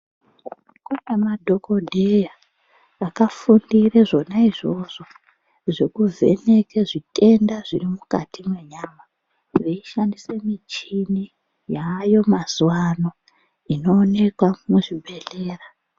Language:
Ndau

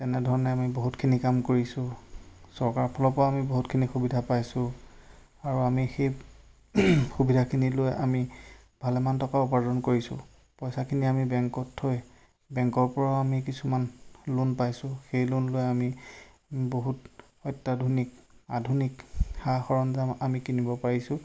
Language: Assamese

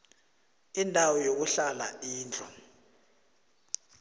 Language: South Ndebele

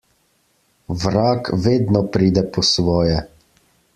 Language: Slovenian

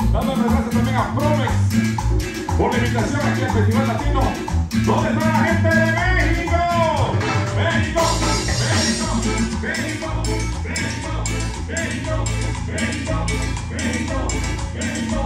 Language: Spanish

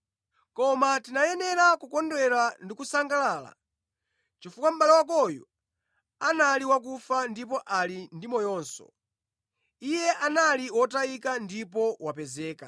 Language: Nyanja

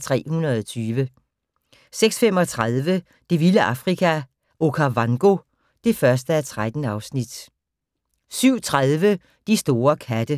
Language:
Danish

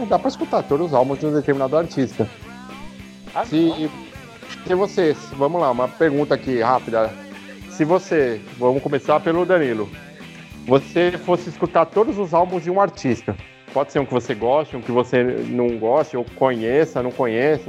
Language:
Portuguese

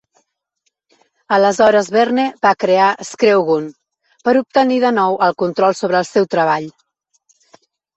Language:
Catalan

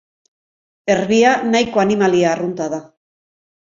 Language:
Basque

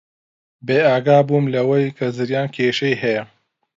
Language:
Central Kurdish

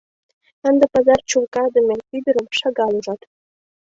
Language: Mari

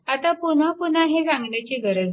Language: Marathi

